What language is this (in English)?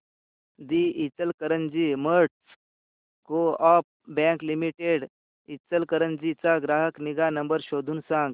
Marathi